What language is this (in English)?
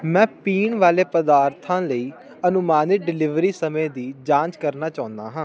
Punjabi